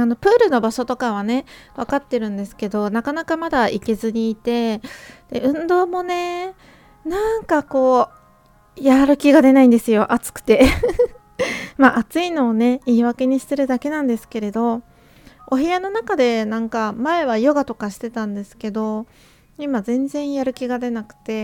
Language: Japanese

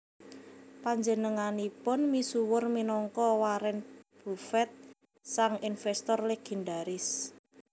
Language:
Javanese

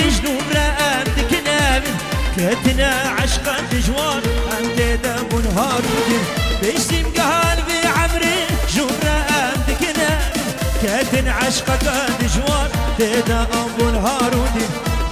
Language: Arabic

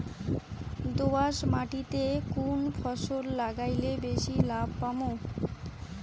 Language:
Bangla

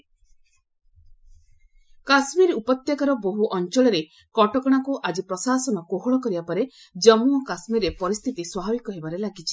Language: Odia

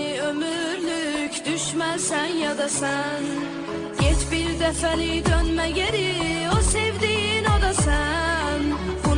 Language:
Turkish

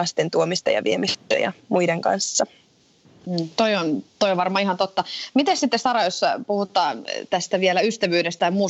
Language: Finnish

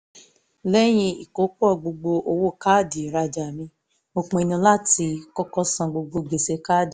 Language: Yoruba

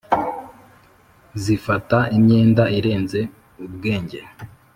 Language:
Kinyarwanda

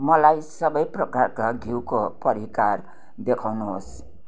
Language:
Nepali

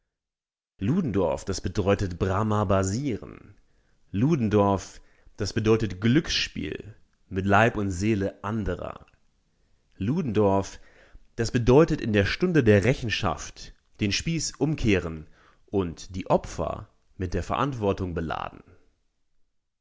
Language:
German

